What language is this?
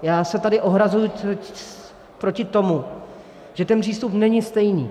Czech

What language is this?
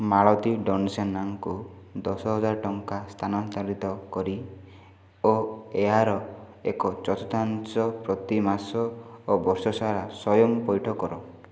Odia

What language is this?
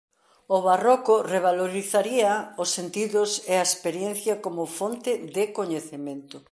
Galician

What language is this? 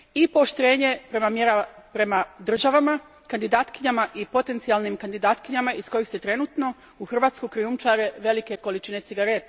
Croatian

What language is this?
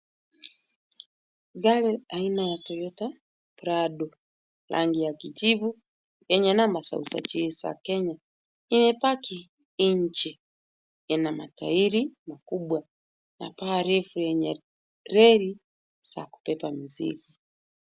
Swahili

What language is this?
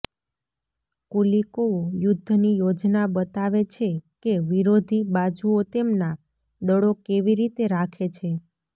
Gujarati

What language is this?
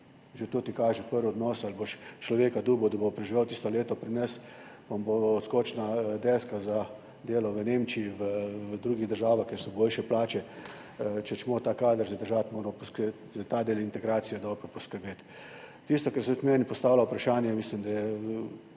Slovenian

